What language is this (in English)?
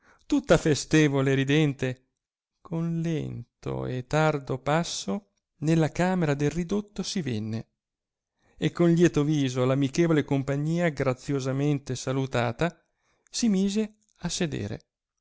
Italian